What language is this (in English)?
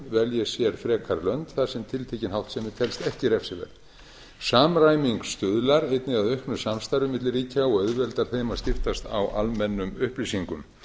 Icelandic